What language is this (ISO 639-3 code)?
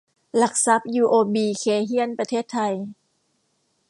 tha